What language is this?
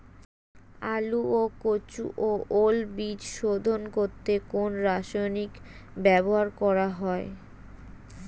Bangla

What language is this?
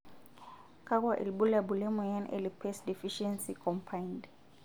Masai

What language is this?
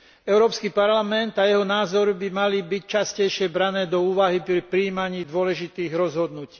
Slovak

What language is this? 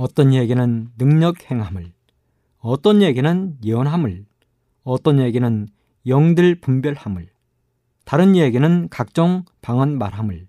Korean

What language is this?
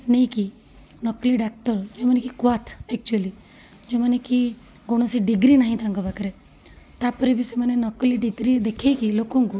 Odia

